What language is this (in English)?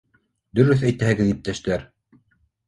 Bashkir